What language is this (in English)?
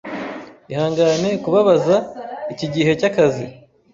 Kinyarwanda